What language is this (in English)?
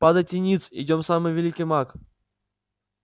Russian